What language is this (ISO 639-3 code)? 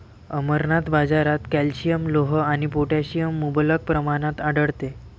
mar